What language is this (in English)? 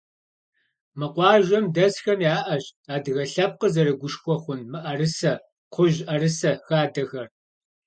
Kabardian